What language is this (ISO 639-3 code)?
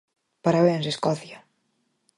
glg